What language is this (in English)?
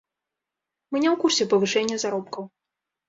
Belarusian